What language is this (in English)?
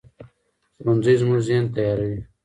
Pashto